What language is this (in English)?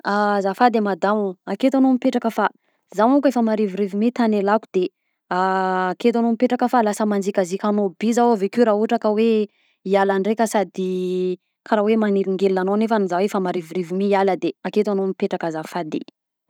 Southern Betsimisaraka Malagasy